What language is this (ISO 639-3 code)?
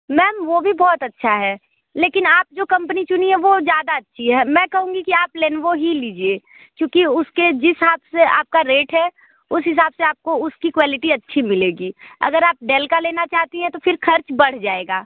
hin